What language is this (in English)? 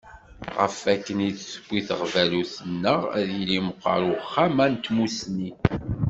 Kabyle